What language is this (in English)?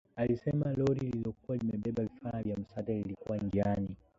Swahili